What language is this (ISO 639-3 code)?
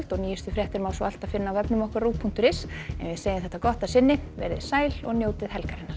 isl